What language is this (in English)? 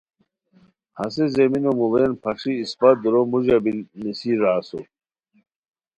Khowar